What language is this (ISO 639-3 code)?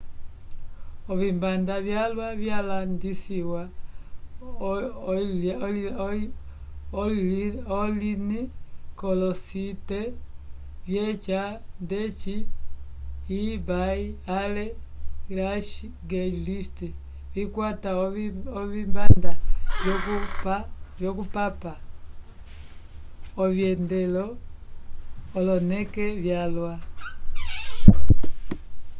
umb